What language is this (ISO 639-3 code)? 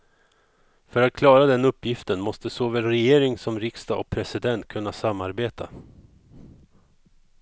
swe